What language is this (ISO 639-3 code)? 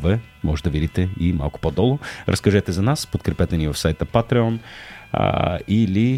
bul